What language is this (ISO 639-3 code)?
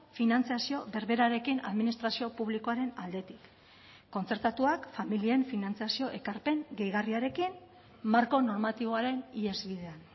eus